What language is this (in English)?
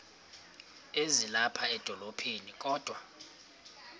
Xhosa